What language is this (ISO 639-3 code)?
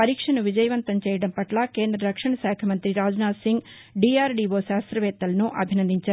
tel